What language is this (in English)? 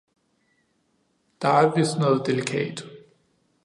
Danish